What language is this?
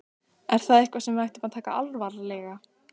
Icelandic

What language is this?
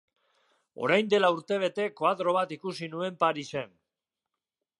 Basque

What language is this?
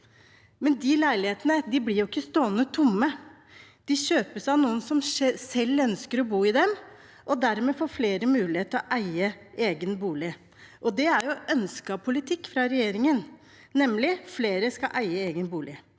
Norwegian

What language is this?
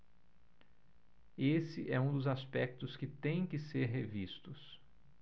Portuguese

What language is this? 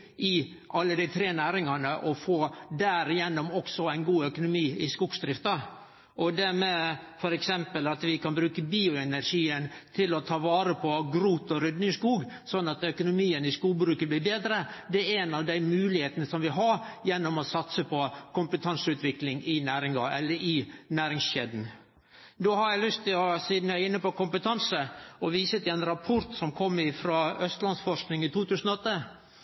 Norwegian Nynorsk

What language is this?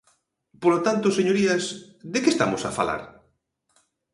Galician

